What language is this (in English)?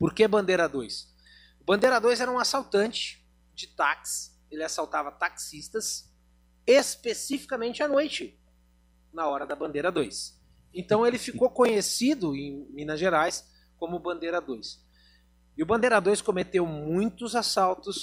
Portuguese